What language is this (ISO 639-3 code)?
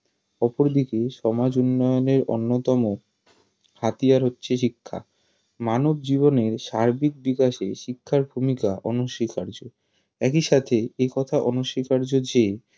ben